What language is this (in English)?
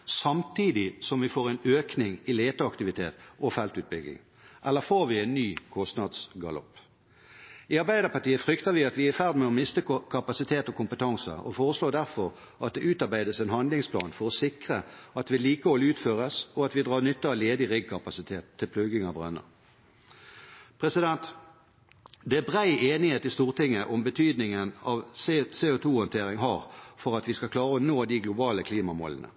Norwegian Bokmål